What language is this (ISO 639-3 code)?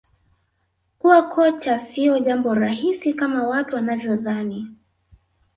swa